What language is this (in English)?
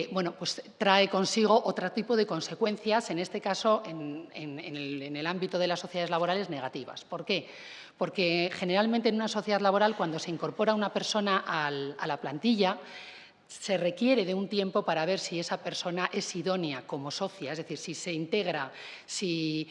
Spanish